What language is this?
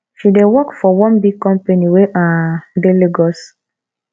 Nigerian Pidgin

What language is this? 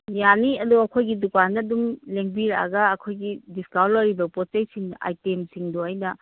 Manipuri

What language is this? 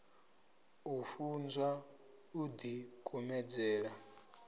Venda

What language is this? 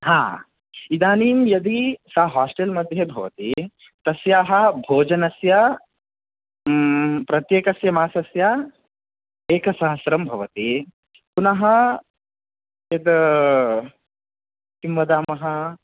Sanskrit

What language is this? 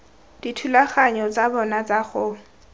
Tswana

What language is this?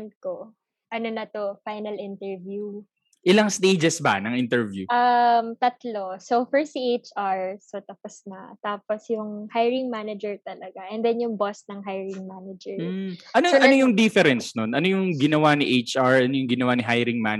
Filipino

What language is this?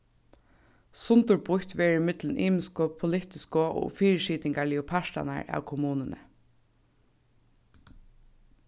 Faroese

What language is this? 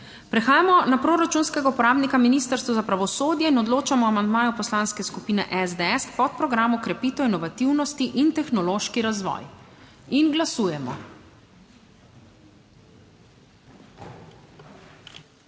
Slovenian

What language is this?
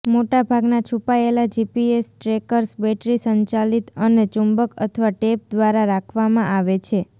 Gujarati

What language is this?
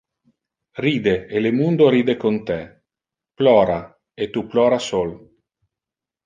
Interlingua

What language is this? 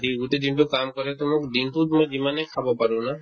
Assamese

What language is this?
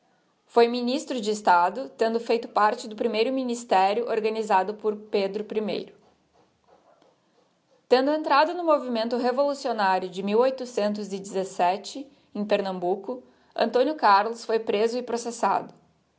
Portuguese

